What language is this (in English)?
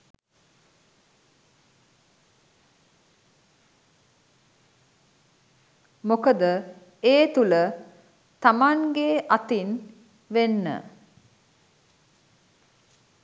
Sinhala